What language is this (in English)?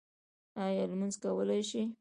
Pashto